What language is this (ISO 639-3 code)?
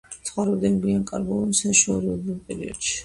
kat